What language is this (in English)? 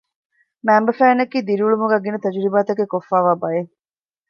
Divehi